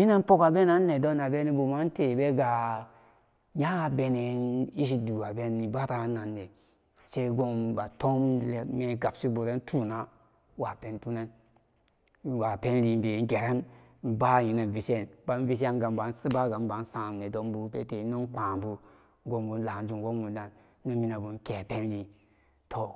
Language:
Samba Daka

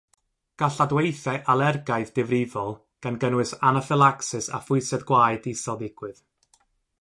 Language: Welsh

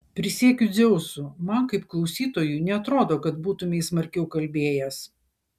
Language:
Lithuanian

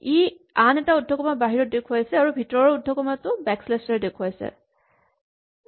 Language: Assamese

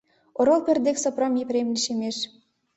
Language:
Mari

